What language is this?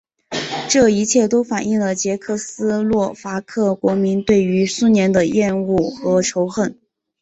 Chinese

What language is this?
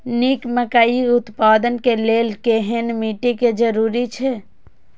Maithili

